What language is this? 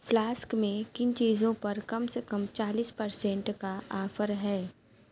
Urdu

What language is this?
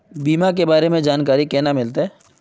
Magahi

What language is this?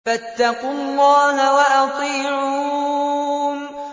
Arabic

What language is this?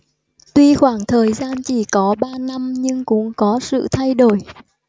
Vietnamese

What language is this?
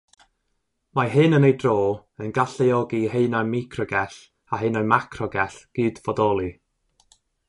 Welsh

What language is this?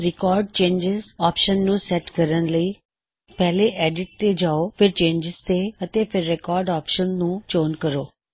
Punjabi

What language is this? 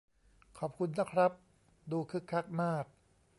Thai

